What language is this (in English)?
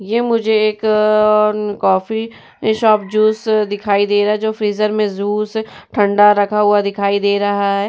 Hindi